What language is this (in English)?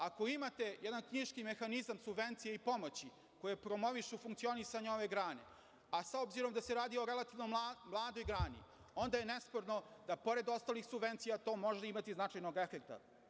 Serbian